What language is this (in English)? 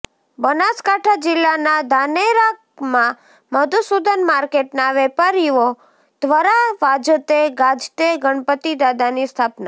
Gujarati